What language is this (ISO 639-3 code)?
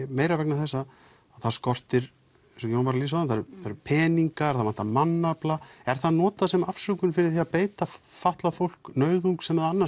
isl